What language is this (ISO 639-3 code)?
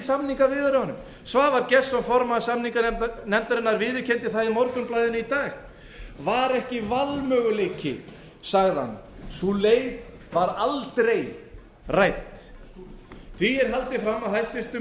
isl